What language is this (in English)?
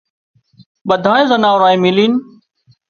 Wadiyara Koli